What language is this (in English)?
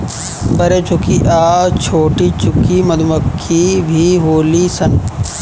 Bhojpuri